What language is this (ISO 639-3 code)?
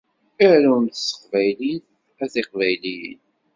kab